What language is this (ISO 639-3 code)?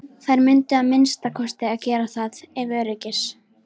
isl